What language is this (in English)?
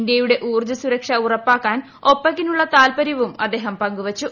Malayalam